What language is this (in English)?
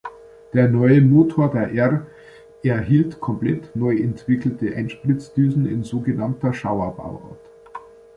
German